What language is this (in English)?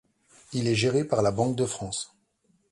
French